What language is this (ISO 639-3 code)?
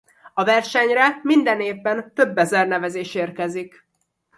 hun